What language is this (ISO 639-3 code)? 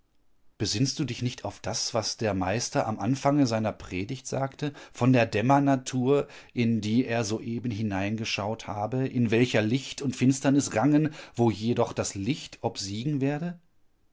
deu